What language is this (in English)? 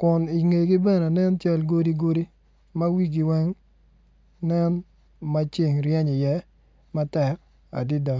Acoli